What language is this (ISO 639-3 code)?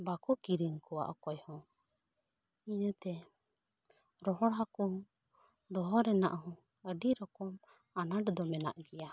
sat